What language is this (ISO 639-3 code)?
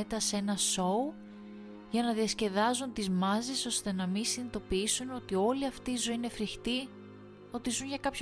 ell